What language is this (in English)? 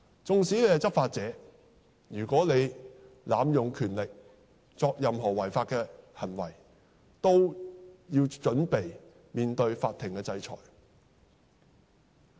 Cantonese